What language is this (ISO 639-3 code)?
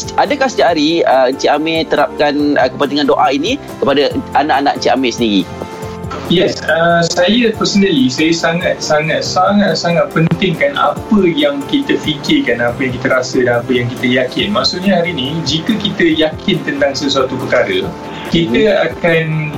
msa